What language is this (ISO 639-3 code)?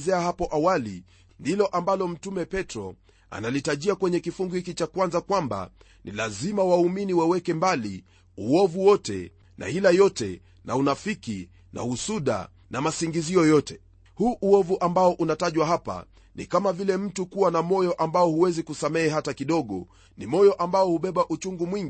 swa